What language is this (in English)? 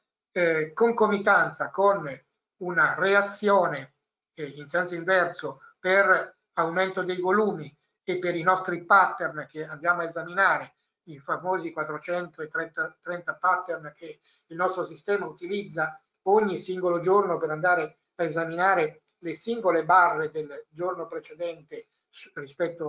Italian